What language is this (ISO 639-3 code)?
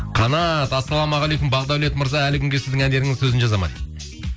kaz